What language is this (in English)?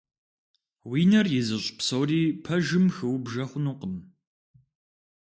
Kabardian